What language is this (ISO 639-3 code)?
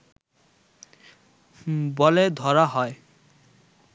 ben